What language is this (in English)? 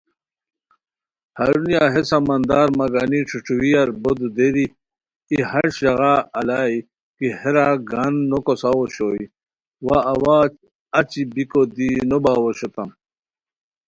Khowar